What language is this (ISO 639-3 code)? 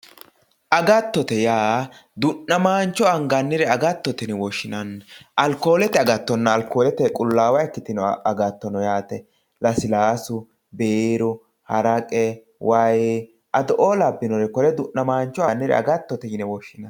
sid